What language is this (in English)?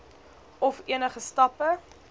Afrikaans